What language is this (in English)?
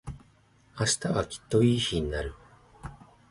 Japanese